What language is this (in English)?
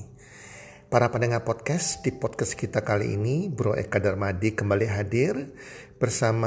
Indonesian